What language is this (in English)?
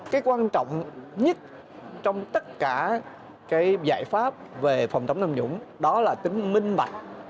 Vietnamese